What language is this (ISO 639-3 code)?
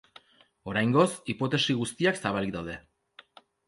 eus